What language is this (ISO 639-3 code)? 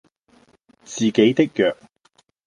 yue